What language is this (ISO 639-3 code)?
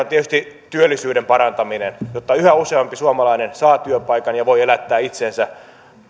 fin